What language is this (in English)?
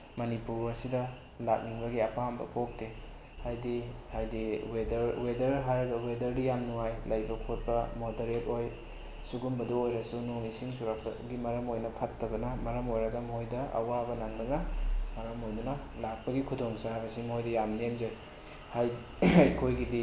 Manipuri